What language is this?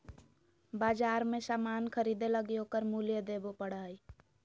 Magahi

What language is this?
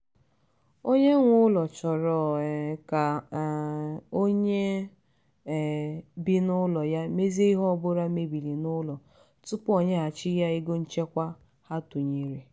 Igbo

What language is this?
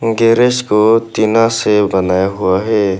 Hindi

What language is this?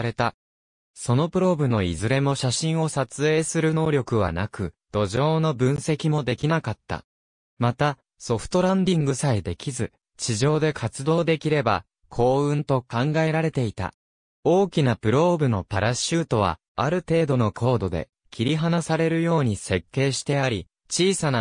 Japanese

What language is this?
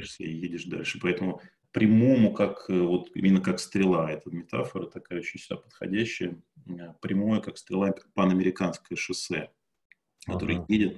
Russian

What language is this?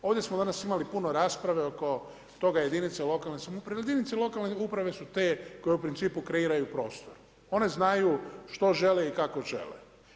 Croatian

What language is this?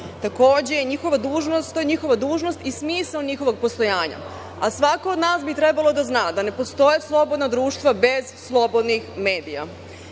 Serbian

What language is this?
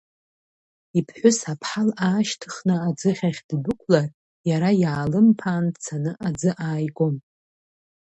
Abkhazian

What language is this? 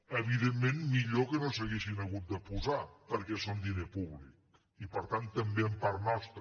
Catalan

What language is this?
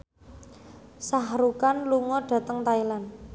Javanese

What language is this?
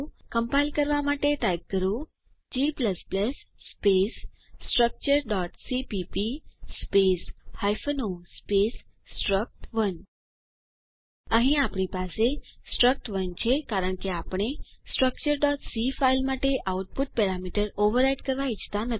Gujarati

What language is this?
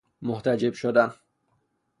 Persian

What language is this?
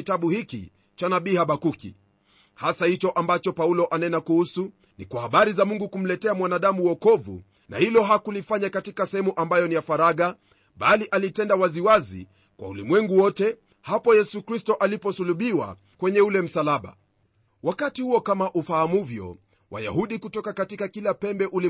Swahili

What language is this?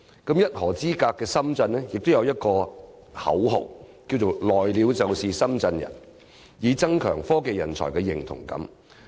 Cantonese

